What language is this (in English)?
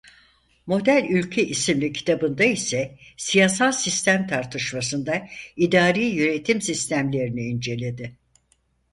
Turkish